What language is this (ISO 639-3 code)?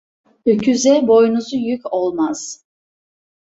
tur